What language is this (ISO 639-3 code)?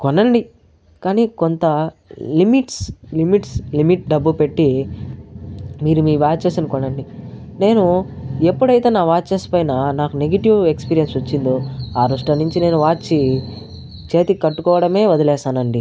tel